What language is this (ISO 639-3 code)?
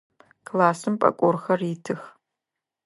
ady